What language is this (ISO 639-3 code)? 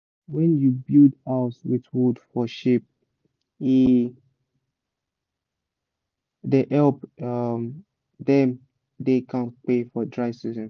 pcm